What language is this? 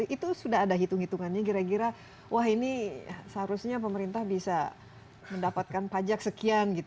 Indonesian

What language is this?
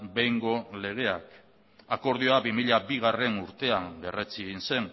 Basque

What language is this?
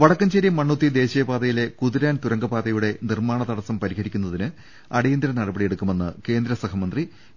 Malayalam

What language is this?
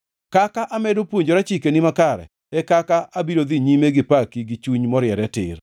Luo (Kenya and Tanzania)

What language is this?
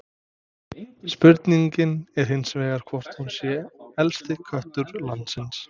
Icelandic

